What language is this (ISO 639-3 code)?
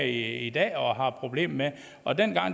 dan